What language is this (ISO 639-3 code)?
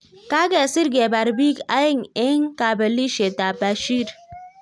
kln